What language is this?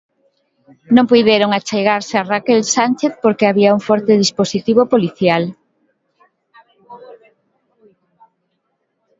Galician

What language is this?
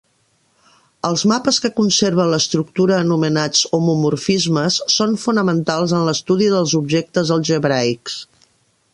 Catalan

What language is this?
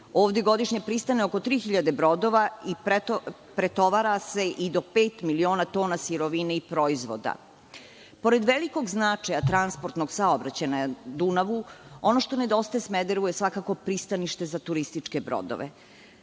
Serbian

